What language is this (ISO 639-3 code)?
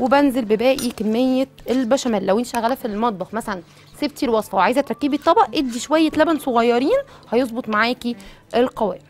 ara